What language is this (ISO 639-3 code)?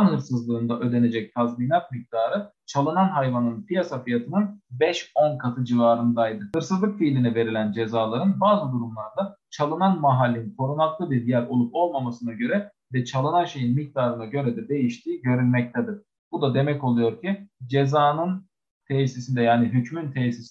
tur